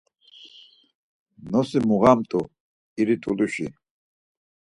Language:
Laz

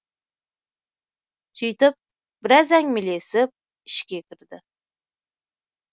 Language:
Kazakh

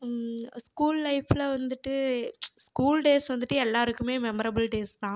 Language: Tamil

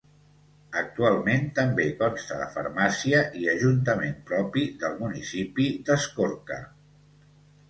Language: Catalan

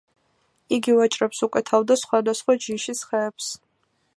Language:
Georgian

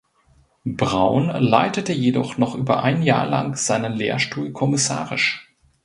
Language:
German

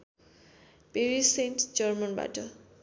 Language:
Nepali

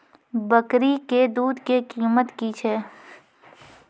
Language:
Maithili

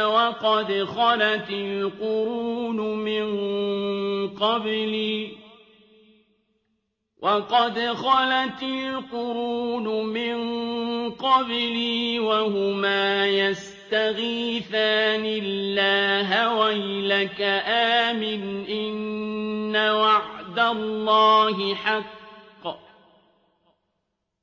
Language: Arabic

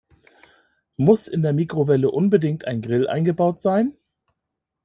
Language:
German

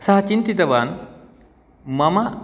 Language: Sanskrit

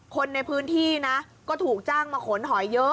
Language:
Thai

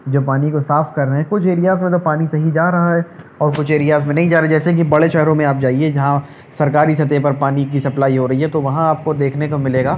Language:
Urdu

